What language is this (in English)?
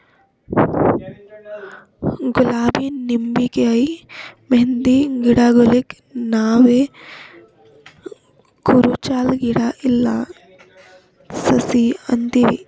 Kannada